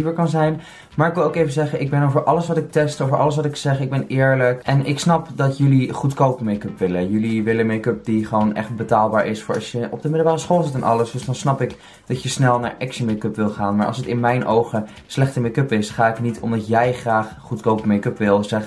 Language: Dutch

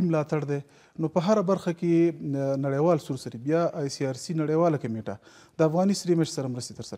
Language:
Persian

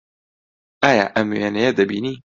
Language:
Central Kurdish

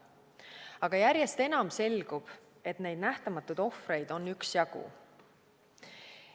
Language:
Estonian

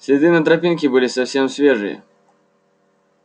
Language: Russian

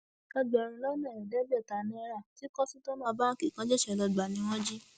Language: Yoruba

